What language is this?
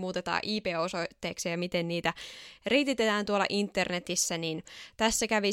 Finnish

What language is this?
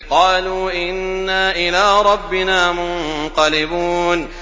Arabic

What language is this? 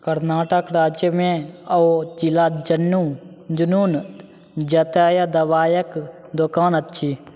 Maithili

